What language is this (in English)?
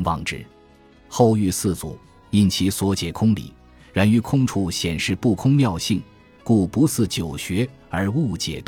Chinese